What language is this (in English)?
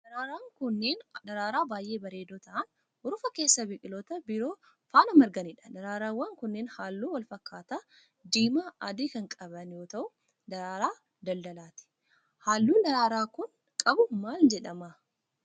Oromo